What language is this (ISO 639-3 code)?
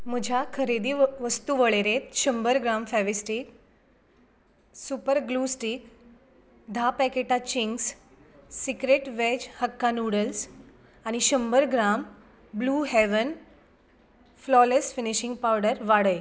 kok